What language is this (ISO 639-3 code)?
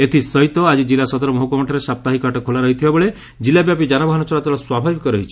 ori